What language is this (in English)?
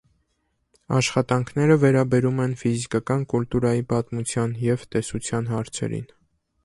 Armenian